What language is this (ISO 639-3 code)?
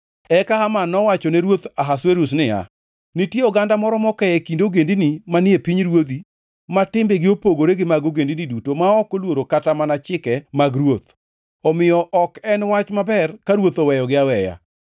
luo